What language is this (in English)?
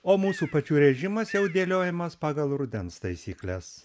Lithuanian